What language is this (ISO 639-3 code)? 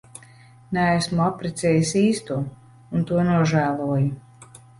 lav